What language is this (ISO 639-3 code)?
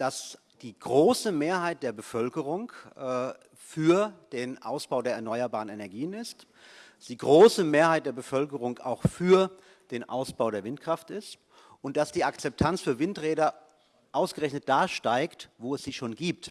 deu